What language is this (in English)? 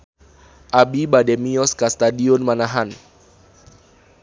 Sundanese